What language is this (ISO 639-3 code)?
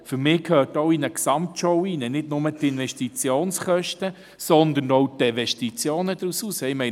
gsw